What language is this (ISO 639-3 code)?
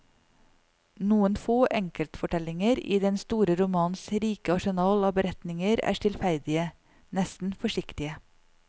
nor